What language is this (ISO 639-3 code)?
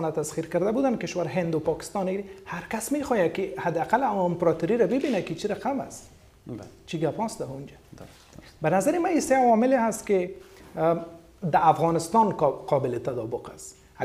fas